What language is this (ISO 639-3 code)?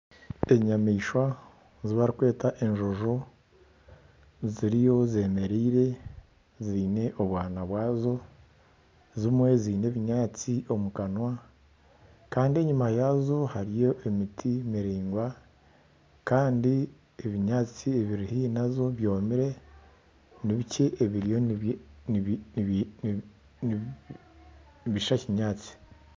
nyn